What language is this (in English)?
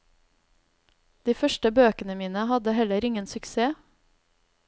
Norwegian